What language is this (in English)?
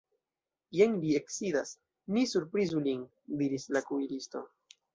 Esperanto